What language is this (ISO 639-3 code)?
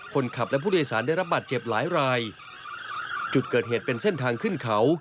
tha